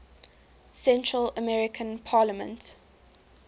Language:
English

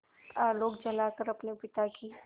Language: Hindi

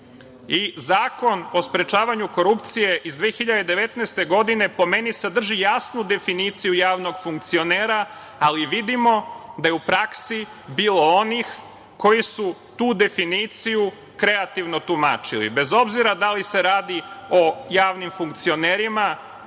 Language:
Serbian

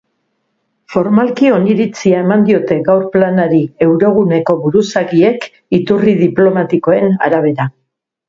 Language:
Basque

